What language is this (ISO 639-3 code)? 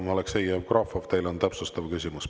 est